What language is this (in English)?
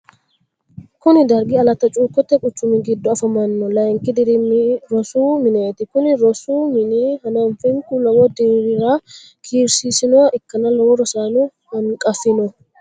Sidamo